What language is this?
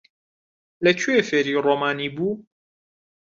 Central Kurdish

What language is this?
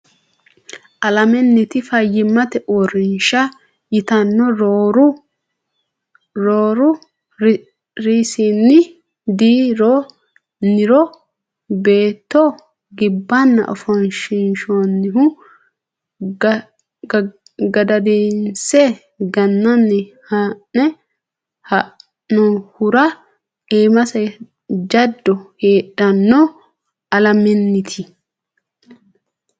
Sidamo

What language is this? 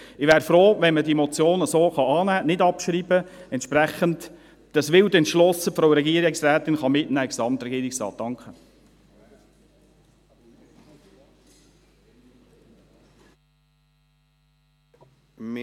Swiss German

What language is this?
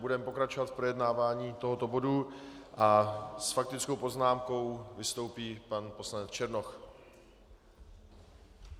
Czech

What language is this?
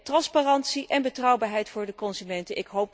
Dutch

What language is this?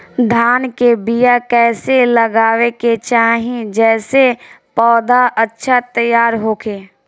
Bhojpuri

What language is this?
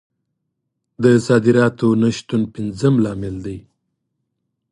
Pashto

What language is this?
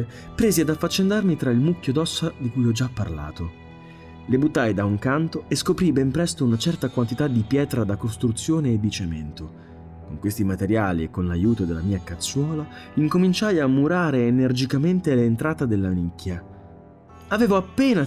Italian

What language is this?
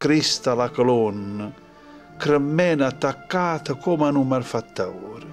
Italian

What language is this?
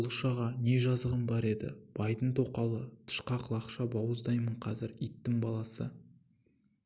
Kazakh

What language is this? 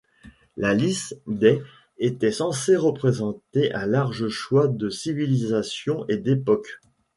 French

